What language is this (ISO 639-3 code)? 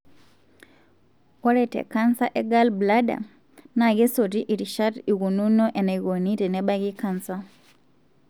mas